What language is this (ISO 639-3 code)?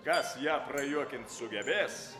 lit